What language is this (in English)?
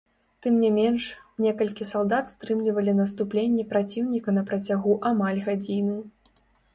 Belarusian